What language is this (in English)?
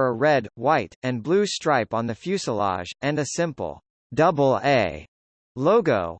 English